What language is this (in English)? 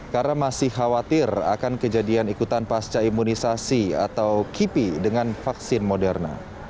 Indonesian